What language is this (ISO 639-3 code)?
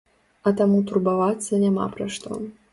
bel